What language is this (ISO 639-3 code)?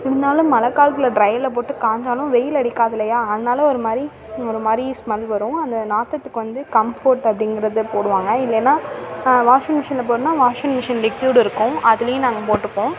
tam